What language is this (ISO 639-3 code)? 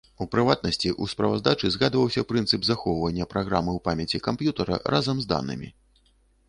bel